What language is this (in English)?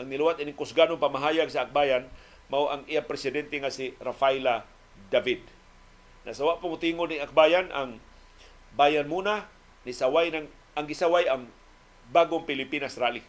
Filipino